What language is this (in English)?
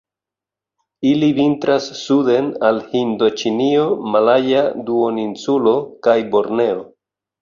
Esperanto